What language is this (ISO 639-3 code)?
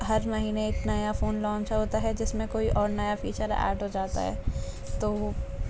urd